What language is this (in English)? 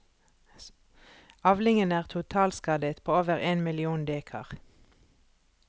Norwegian